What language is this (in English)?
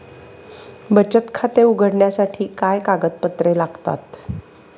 Marathi